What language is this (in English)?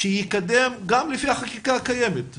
Hebrew